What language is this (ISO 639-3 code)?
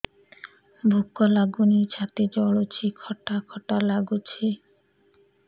ori